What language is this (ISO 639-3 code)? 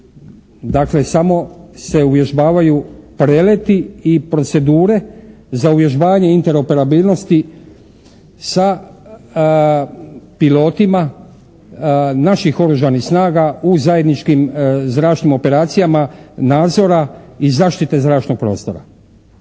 hrv